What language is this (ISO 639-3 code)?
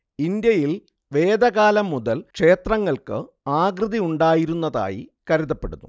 mal